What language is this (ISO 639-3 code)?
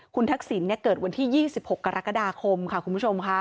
tha